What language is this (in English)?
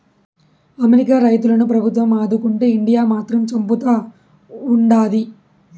Telugu